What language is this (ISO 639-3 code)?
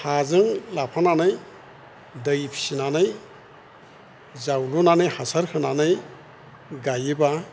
brx